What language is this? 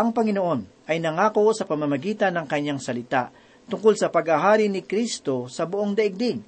Filipino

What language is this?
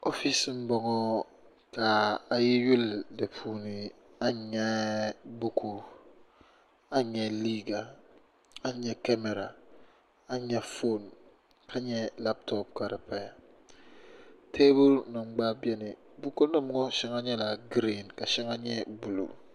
Dagbani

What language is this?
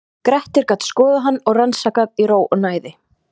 Icelandic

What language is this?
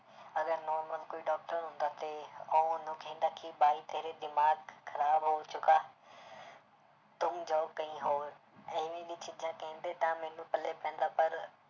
Punjabi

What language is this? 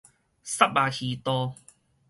Min Nan Chinese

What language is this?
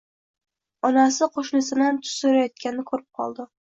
Uzbek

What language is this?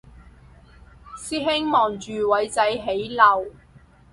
Cantonese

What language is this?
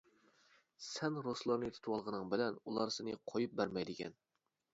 Uyghur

